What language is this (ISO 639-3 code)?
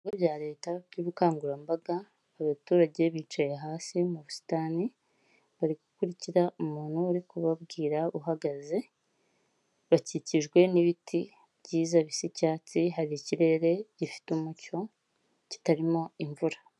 kin